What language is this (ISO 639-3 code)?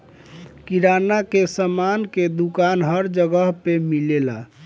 bho